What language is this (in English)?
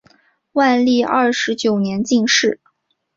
Chinese